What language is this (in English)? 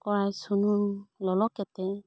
Santali